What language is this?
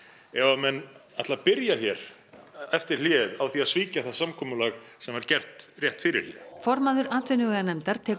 Icelandic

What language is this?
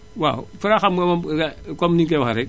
Wolof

